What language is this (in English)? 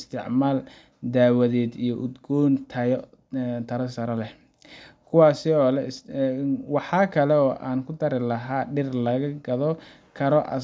Somali